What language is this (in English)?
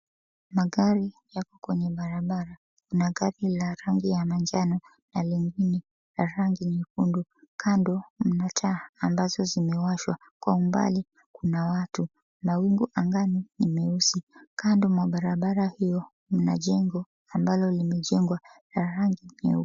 Swahili